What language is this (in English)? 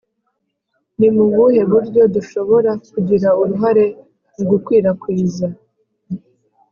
Kinyarwanda